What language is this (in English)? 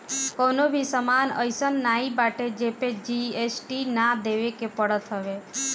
Bhojpuri